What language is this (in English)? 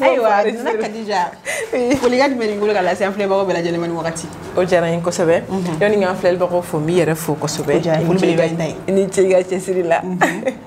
French